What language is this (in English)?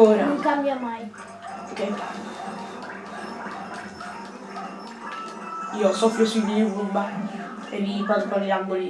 Italian